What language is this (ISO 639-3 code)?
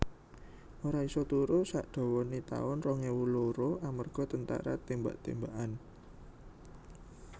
jav